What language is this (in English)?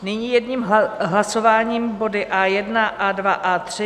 Czech